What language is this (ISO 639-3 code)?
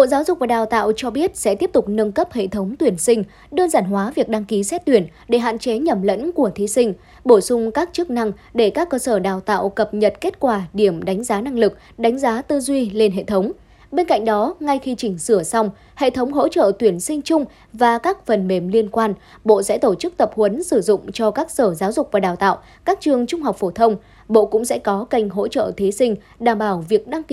vie